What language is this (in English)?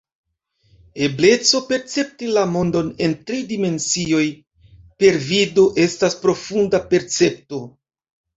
Esperanto